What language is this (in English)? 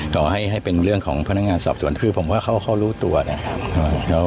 Thai